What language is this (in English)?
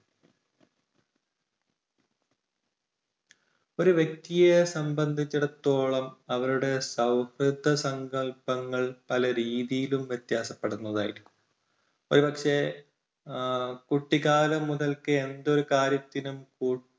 Malayalam